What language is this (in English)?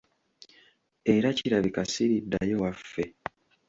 Ganda